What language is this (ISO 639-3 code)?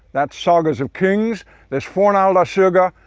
eng